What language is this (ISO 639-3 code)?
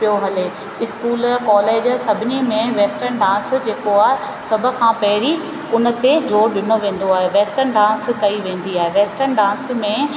snd